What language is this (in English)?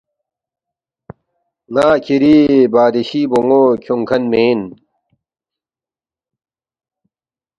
Balti